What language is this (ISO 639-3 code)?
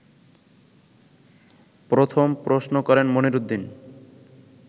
ben